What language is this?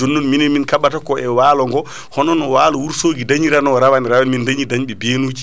Fula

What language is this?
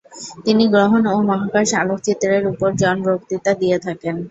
Bangla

